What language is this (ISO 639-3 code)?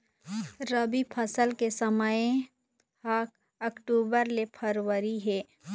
hne